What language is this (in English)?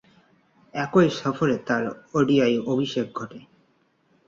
Bangla